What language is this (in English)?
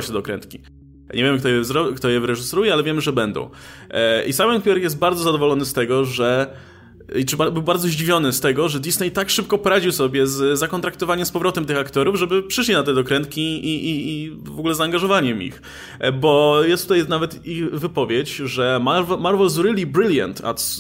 Polish